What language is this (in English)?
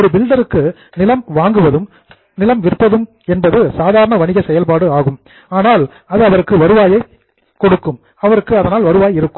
Tamil